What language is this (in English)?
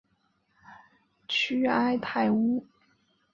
Chinese